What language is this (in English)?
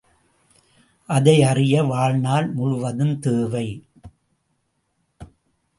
Tamil